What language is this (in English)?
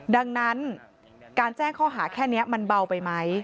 Thai